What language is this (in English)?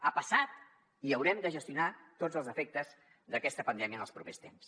Catalan